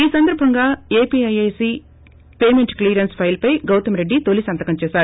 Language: Telugu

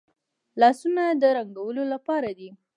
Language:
Pashto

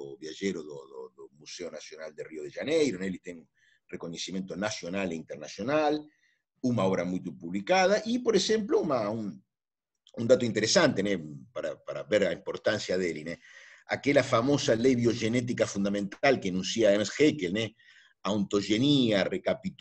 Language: Spanish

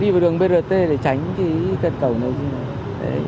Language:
Vietnamese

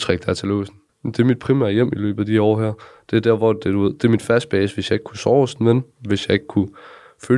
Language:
Danish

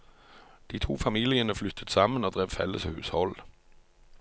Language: Norwegian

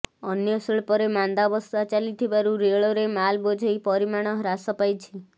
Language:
Odia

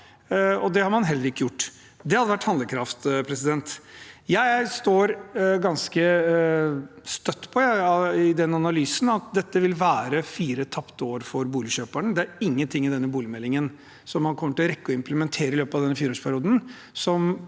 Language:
Norwegian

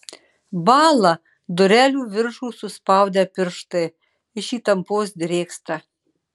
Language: Lithuanian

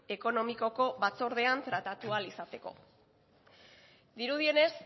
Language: Basque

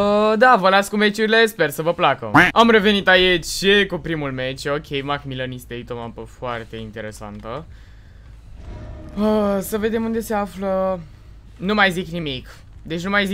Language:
Romanian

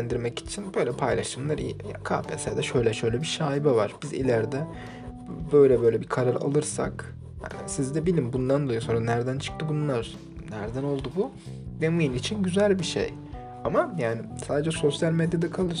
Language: Turkish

